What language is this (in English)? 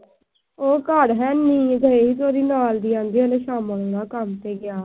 Punjabi